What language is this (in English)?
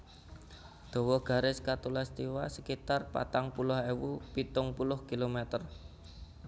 Javanese